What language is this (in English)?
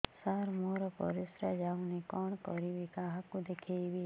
Odia